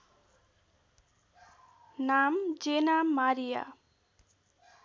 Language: Nepali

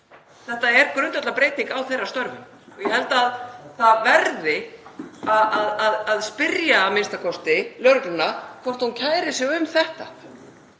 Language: Icelandic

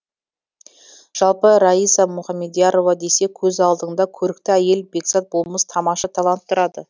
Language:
Kazakh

